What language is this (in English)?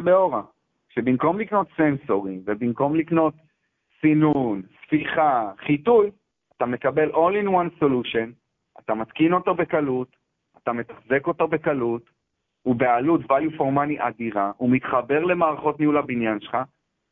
Hebrew